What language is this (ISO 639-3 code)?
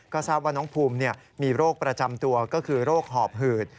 tha